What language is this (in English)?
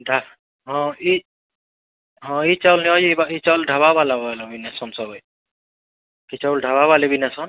Odia